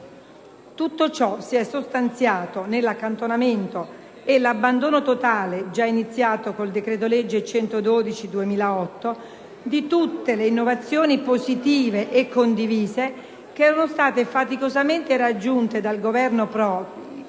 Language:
Italian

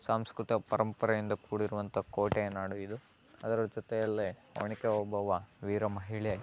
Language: Kannada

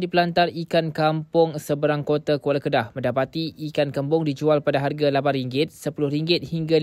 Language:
Malay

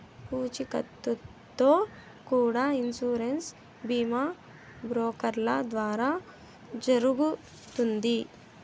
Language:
Telugu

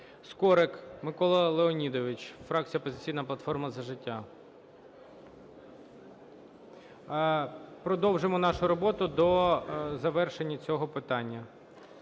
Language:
Ukrainian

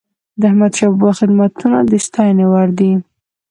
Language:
Pashto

